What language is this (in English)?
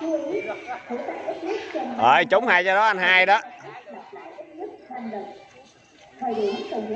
Vietnamese